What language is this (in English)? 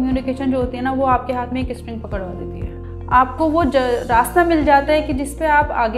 Hindi